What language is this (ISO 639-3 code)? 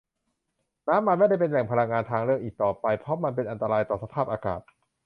tha